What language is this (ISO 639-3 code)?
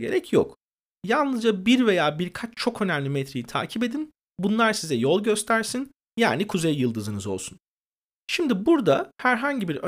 tur